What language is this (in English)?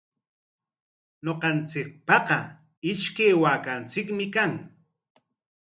Corongo Ancash Quechua